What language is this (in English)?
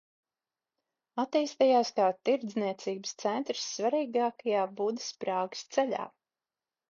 Latvian